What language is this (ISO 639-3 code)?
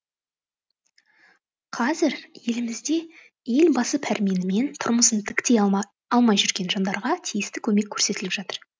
kaz